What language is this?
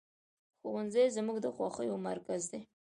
Pashto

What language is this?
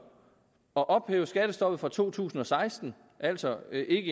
Danish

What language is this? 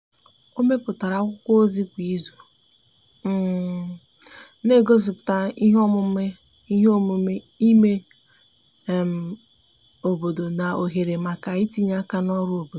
Igbo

